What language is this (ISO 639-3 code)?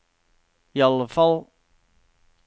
nor